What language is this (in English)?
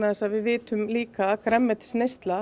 Icelandic